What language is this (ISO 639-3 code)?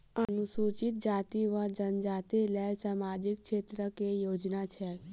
mai